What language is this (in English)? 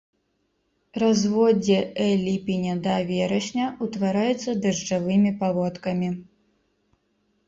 Belarusian